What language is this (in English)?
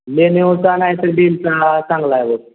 Marathi